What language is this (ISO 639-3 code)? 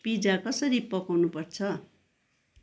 nep